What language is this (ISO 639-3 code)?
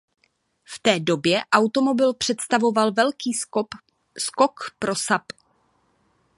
ces